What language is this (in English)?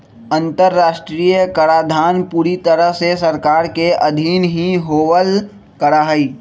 Magahi